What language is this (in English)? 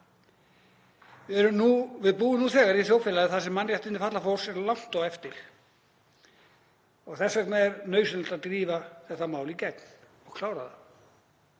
Icelandic